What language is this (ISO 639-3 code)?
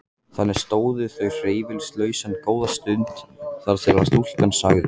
isl